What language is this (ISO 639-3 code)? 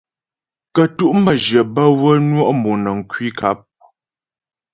bbj